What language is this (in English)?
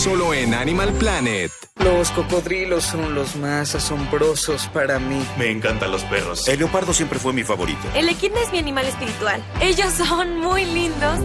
Spanish